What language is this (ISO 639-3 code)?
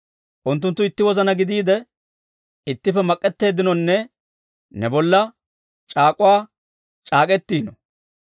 dwr